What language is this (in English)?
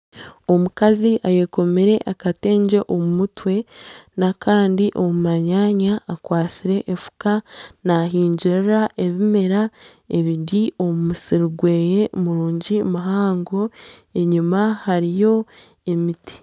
Nyankole